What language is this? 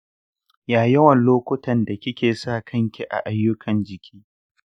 Hausa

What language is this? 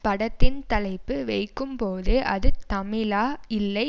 Tamil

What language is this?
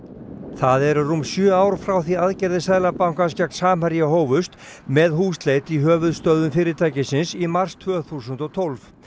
Icelandic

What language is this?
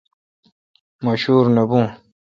Kalkoti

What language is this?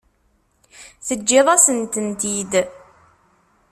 Kabyle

